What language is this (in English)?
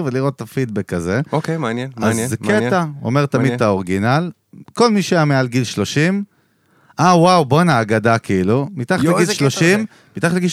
Hebrew